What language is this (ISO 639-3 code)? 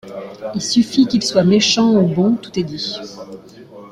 fra